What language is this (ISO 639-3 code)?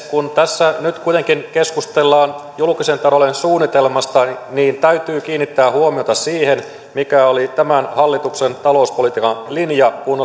fin